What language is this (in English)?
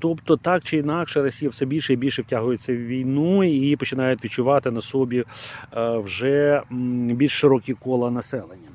Ukrainian